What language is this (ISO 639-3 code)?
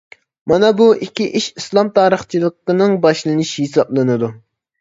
uig